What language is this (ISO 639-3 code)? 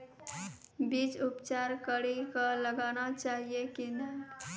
mai